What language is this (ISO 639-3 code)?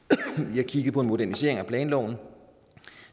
dan